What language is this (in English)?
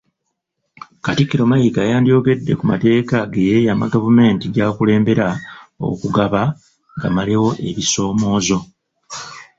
Ganda